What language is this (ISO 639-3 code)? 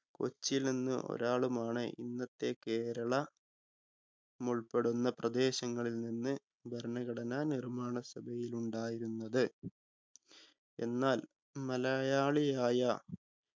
mal